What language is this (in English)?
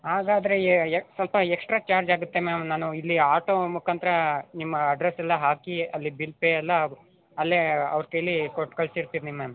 Kannada